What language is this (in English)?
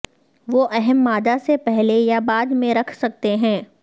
Urdu